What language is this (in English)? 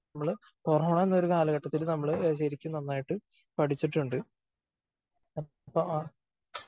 Malayalam